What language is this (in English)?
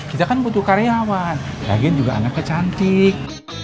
Indonesian